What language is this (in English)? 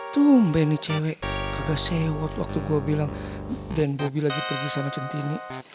Indonesian